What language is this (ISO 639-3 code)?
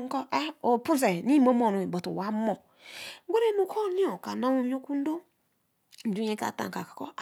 elm